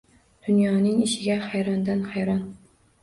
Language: Uzbek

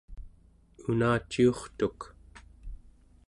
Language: Central Yupik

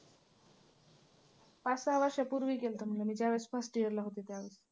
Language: Marathi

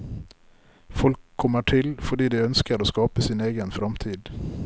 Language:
Norwegian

